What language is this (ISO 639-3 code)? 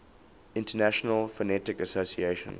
eng